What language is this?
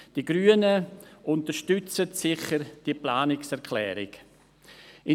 Swiss German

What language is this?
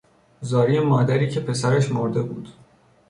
Persian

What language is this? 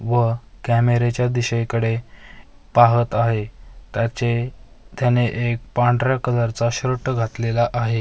Marathi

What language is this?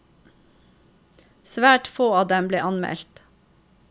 Norwegian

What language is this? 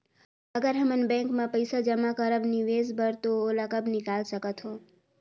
Chhattisgarhi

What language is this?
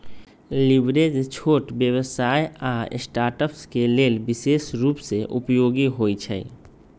Magahi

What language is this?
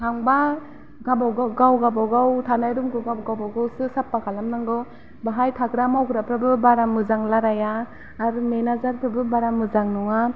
Bodo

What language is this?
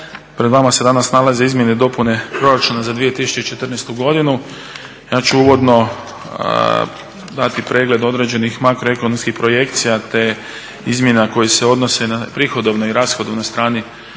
Croatian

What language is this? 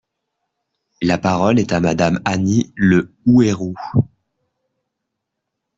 French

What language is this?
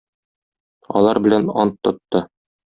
Tatar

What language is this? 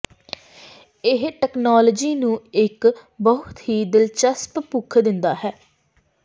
Punjabi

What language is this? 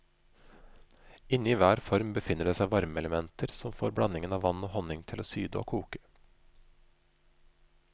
Norwegian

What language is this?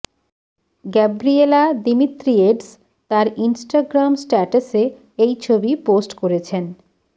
Bangla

